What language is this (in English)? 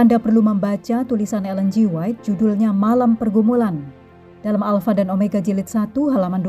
Indonesian